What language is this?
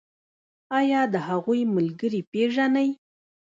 Pashto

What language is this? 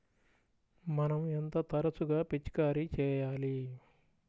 Telugu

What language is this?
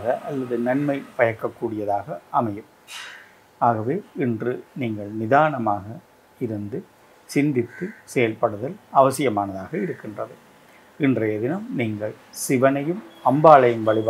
Tamil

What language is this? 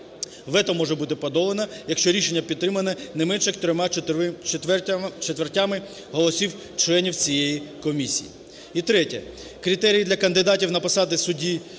Ukrainian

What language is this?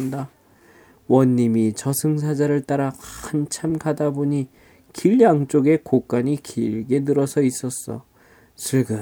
Korean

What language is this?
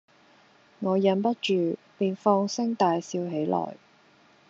Cantonese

